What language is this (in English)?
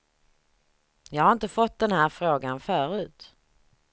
Swedish